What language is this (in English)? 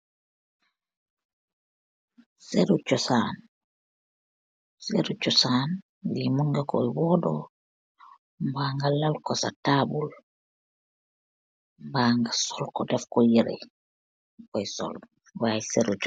Wolof